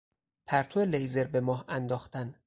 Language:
Persian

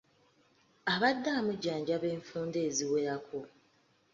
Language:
Ganda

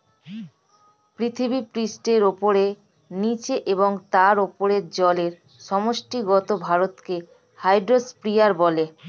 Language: Bangla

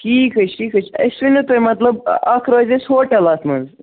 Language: Kashmiri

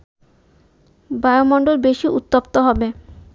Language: Bangla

